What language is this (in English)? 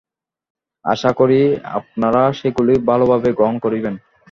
Bangla